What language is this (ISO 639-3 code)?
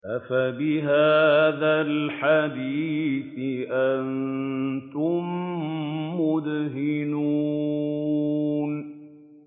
ara